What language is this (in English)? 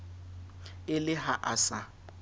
Southern Sotho